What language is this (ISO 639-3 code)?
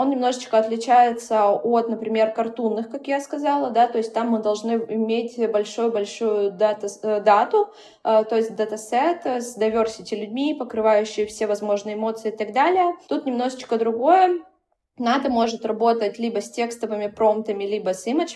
rus